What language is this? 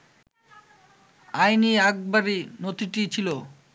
Bangla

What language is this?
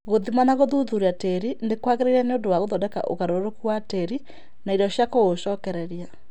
Kikuyu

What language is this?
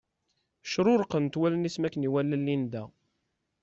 Kabyle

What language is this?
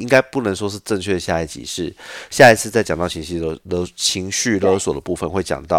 Chinese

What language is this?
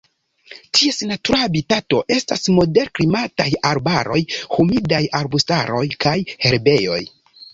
Esperanto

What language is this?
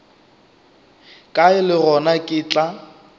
Northern Sotho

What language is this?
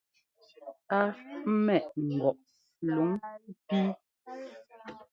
Ngomba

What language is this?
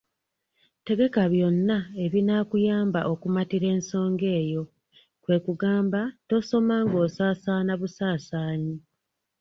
Ganda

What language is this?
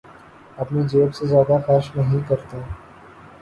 Urdu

